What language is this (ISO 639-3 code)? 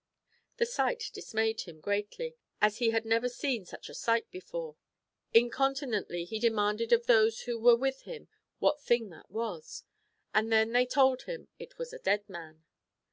eng